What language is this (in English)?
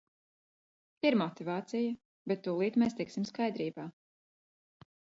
Latvian